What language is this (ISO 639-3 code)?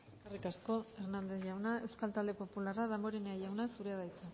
eus